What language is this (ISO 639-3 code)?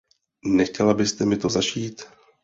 ces